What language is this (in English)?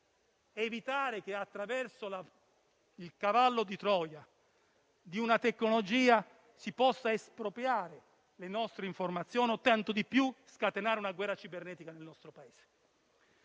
Italian